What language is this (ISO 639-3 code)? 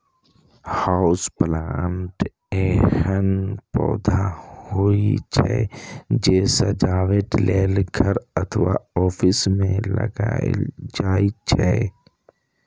mai